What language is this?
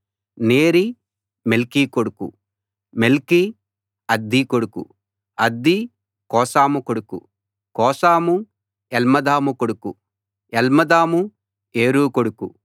Telugu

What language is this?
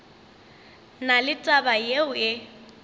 Northern Sotho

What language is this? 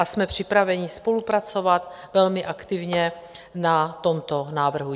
Czech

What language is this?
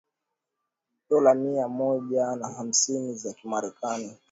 Swahili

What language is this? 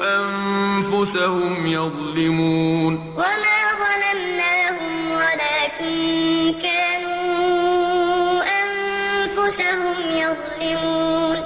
Arabic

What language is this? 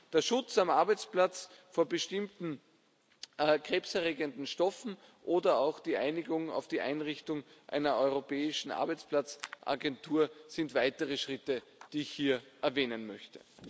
German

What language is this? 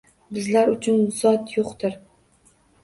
Uzbek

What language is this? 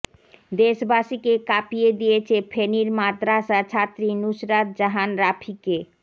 Bangla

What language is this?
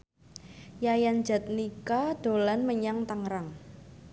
Javanese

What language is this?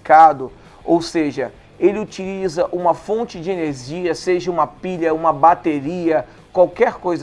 Portuguese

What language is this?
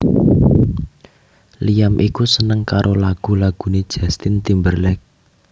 Javanese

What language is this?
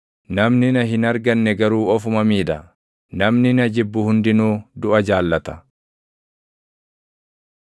Oromo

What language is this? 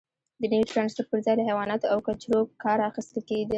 Pashto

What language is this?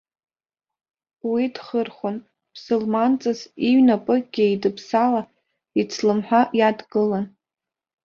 Abkhazian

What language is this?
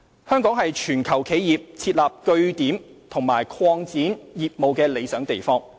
Cantonese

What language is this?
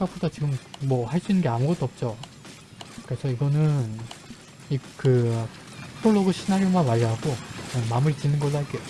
Korean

